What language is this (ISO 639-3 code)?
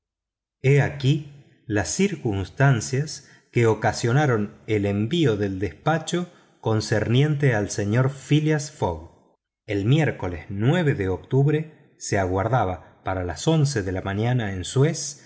spa